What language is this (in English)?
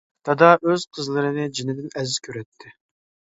Uyghur